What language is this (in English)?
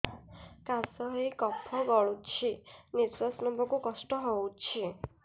Odia